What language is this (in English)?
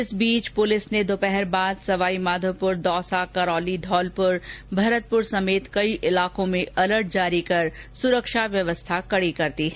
Hindi